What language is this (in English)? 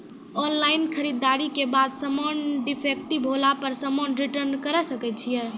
Maithili